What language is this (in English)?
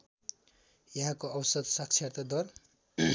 Nepali